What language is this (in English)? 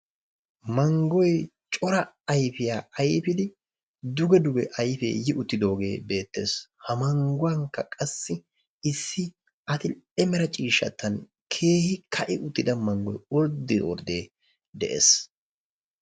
Wolaytta